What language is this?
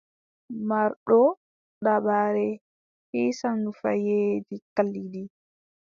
Adamawa Fulfulde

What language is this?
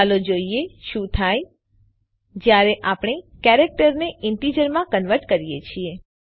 Gujarati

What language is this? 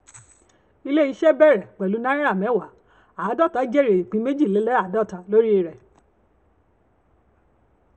Yoruba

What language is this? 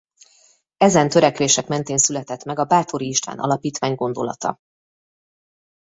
Hungarian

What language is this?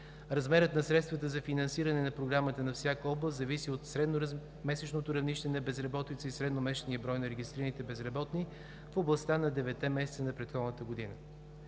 Bulgarian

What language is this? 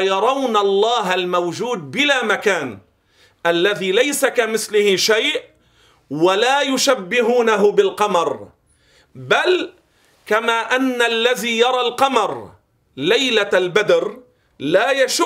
Arabic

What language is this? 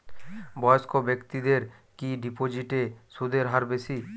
Bangla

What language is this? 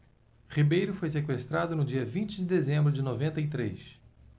Portuguese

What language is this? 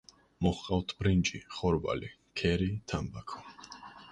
Georgian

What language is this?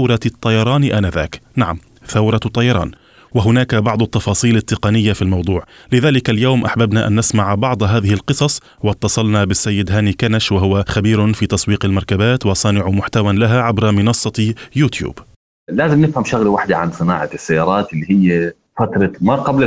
Arabic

